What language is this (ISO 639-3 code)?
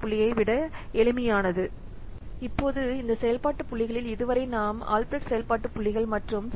tam